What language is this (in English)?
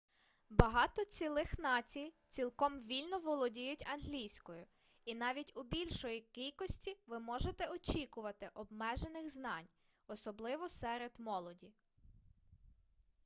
Ukrainian